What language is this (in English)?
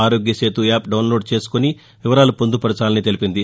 Telugu